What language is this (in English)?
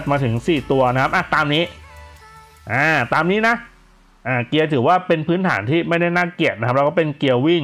Thai